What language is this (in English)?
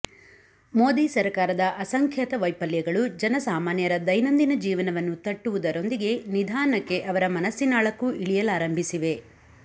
Kannada